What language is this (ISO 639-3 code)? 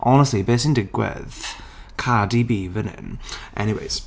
cym